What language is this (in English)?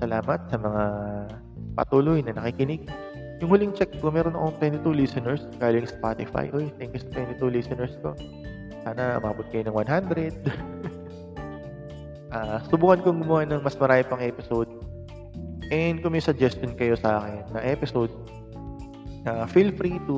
Filipino